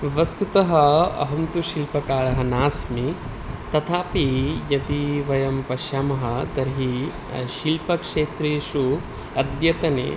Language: Sanskrit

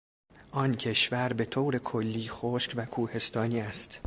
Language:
Persian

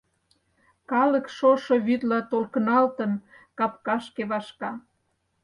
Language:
Mari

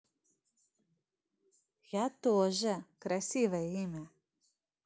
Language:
Russian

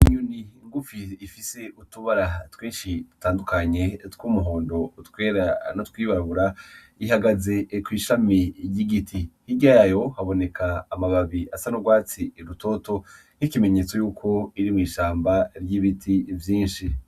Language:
Rundi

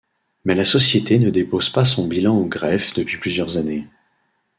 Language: French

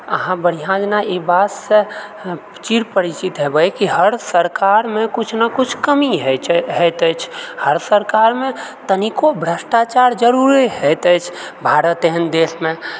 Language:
Maithili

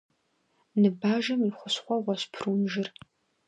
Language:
Kabardian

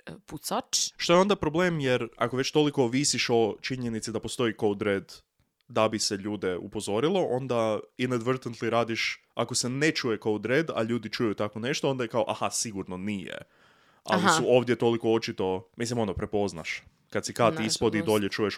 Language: Croatian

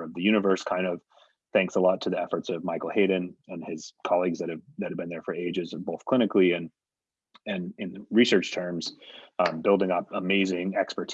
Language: English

